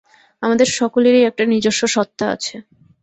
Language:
Bangla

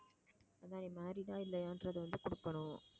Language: Tamil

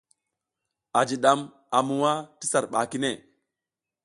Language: South Giziga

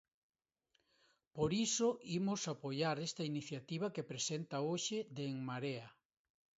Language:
Galician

